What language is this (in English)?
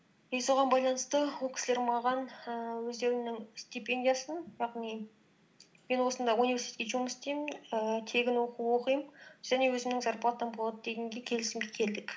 Kazakh